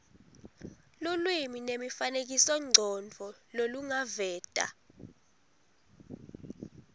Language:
Swati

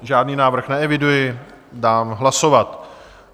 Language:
Czech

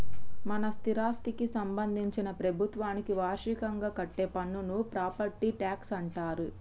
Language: Telugu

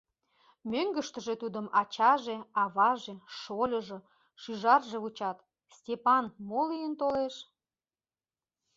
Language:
Mari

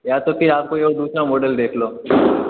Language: Hindi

